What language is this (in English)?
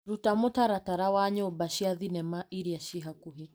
Kikuyu